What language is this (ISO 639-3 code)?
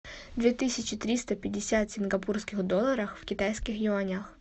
rus